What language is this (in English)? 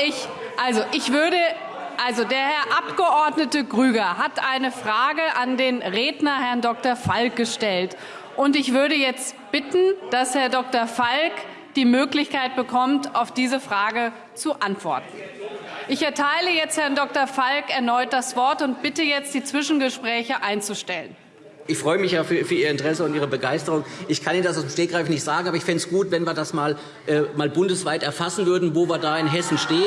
German